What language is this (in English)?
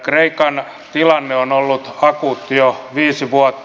Finnish